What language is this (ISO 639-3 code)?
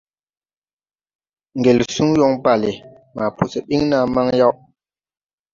tui